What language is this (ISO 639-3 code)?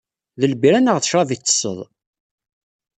kab